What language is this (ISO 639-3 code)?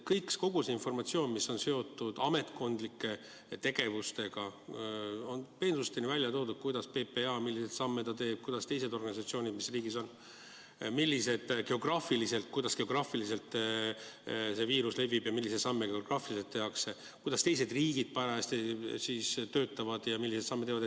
est